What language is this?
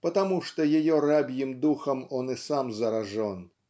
Russian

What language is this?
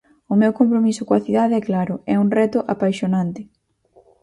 Galician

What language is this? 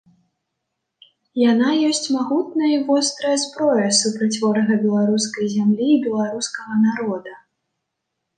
Belarusian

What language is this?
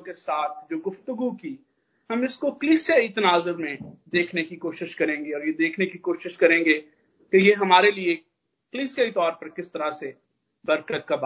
Hindi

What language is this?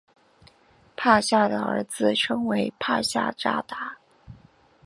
Chinese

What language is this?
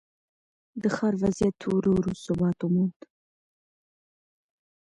Pashto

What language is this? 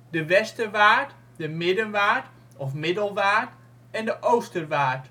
Dutch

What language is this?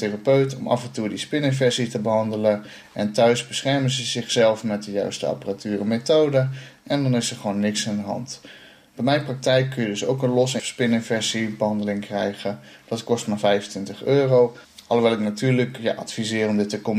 Dutch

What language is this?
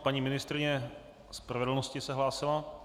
Czech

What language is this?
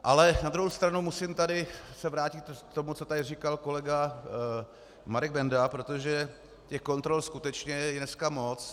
Czech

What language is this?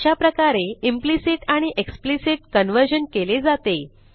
Marathi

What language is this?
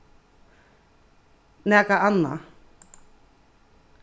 Faroese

